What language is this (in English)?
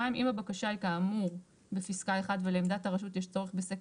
Hebrew